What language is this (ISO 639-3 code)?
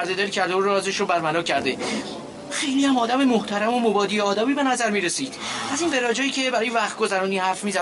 fas